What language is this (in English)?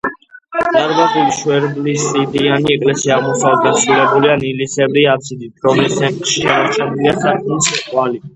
Georgian